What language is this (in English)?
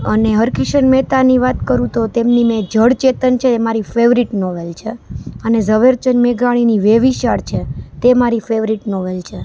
Gujarati